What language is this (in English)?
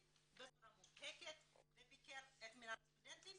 Hebrew